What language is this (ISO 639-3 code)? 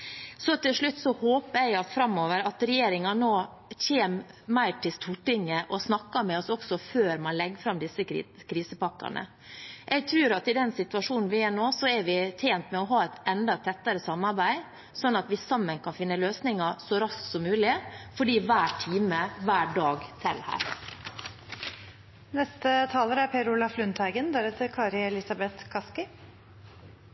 nob